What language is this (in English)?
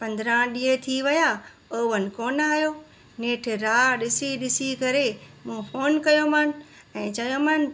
Sindhi